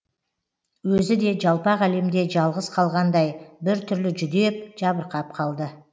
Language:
Kazakh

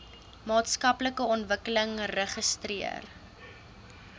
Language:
Afrikaans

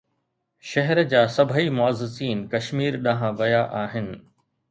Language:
Sindhi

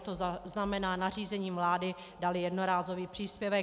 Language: Czech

